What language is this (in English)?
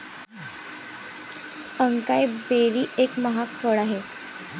Marathi